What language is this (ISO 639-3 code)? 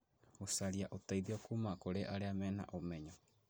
kik